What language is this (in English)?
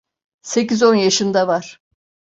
Turkish